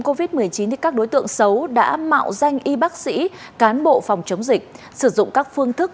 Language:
Vietnamese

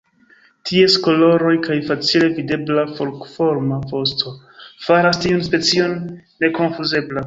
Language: Esperanto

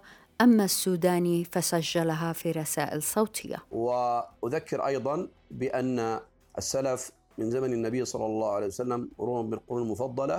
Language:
Arabic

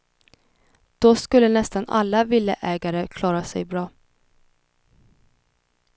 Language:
Swedish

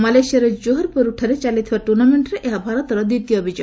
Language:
Odia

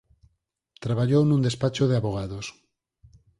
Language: Galician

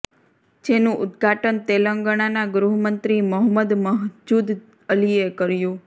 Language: Gujarati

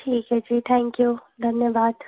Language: Hindi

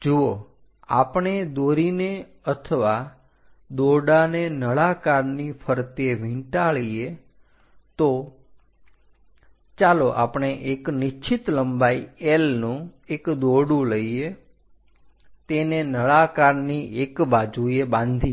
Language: Gujarati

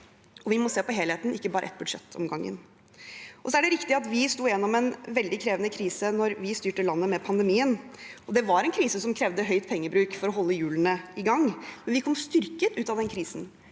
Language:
Norwegian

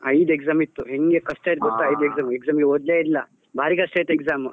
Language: Kannada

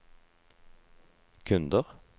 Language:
Norwegian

